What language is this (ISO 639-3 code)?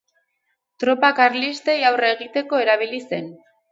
eus